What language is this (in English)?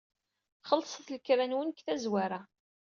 Kabyle